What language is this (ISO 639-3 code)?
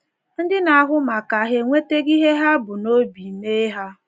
ibo